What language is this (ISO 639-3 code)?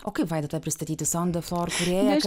lit